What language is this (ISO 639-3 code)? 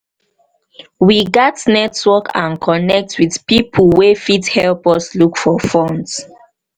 pcm